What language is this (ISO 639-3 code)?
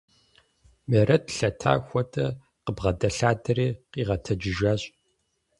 kbd